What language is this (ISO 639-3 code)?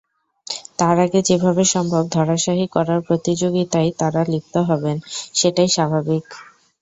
ben